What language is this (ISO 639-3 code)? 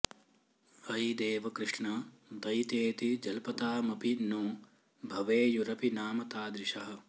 san